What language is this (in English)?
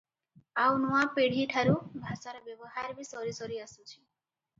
Odia